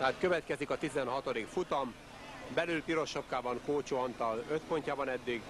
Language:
Hungarian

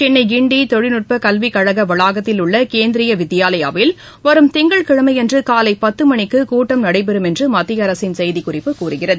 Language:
Tamil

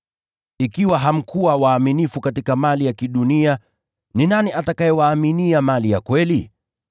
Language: Swahili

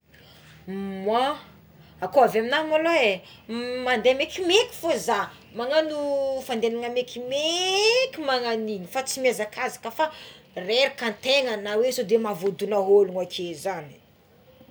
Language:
Tsimihety Malagasy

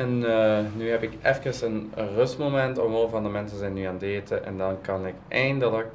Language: Dutch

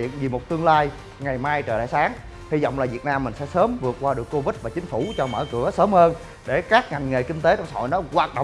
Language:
Vietnamese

